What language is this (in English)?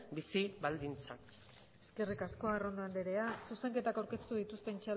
Basque